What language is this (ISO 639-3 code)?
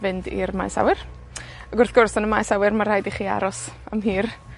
cym